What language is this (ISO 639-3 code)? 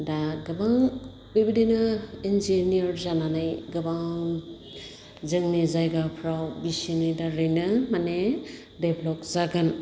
brx